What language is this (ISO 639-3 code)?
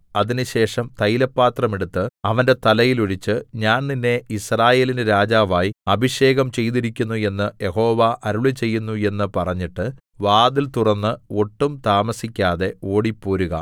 mal